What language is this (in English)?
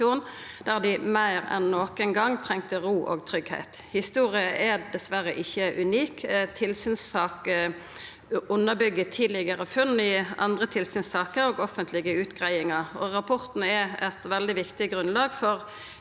Norwegian